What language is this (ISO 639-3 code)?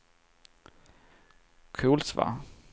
swe